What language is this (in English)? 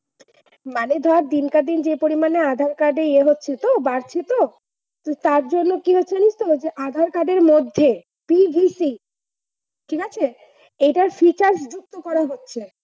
Bangla